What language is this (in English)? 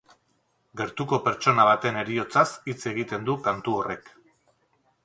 Basque